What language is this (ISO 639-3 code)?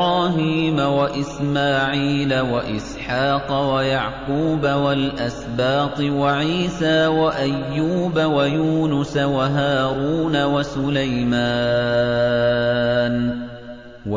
ara